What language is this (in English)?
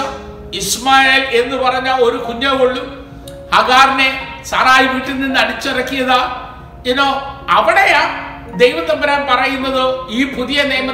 Malayalam